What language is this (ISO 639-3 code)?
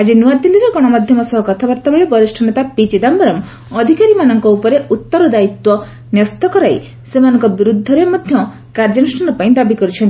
ori